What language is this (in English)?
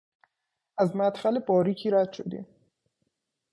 Persian